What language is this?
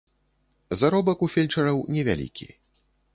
Belarusian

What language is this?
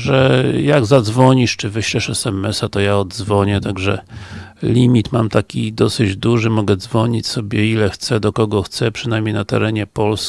Polish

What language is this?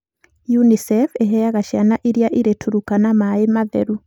Kikuyu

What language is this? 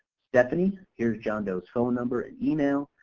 English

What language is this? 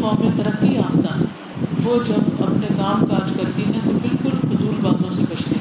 Urdu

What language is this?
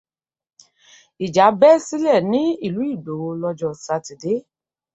Yoruba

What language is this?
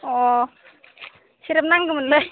Bodo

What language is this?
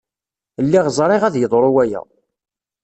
Kabyle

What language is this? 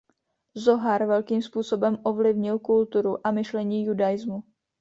Czech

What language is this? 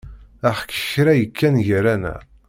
Kabyle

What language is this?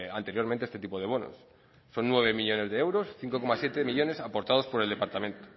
Spanish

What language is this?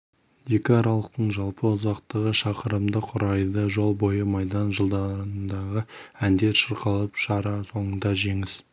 Kazakh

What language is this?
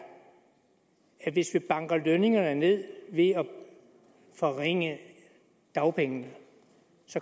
Danish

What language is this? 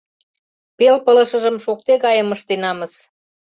Mari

